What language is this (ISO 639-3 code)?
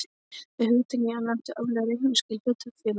isl